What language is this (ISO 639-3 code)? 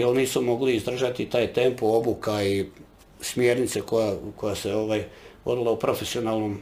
hrv